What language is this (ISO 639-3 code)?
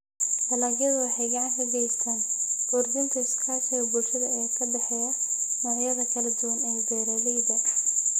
som